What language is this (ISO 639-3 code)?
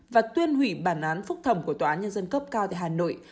vie